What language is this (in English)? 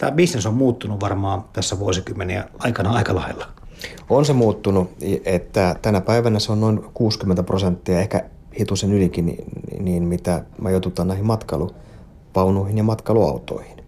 Finnish